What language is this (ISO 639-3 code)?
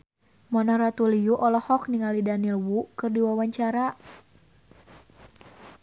sun